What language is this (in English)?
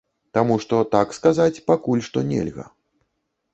Belarusian